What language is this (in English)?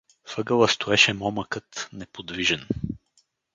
Bulgarian